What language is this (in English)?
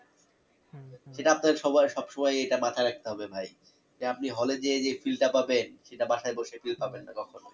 Bangla